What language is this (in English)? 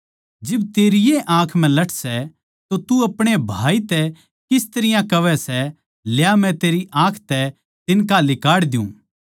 Haryanvi